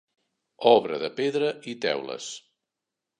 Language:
Catalan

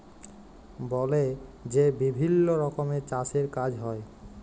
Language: Bangla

